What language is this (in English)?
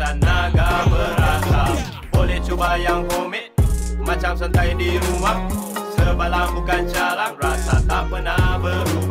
Malay